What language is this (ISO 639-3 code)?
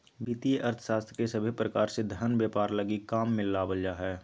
mag